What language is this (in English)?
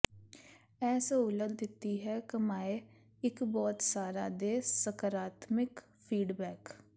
Punjabi